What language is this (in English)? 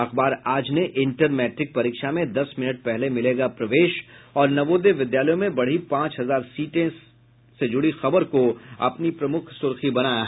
Hindi